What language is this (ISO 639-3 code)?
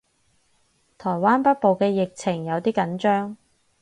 yue